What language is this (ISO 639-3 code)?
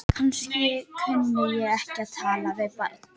isl